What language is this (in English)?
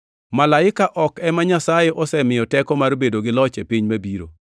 Luo (Kenya and Tanzania)